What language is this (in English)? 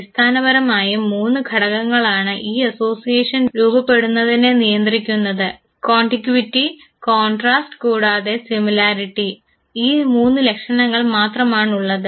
Malayalam